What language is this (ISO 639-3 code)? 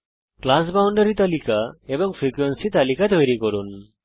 ben